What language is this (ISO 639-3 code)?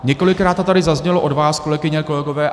ces